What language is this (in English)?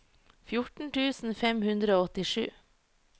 Norwegian